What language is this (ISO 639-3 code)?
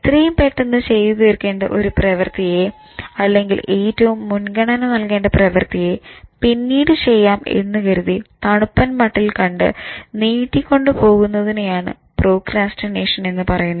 mal